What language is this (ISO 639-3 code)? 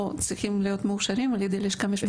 heb